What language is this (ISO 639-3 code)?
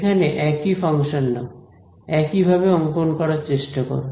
ben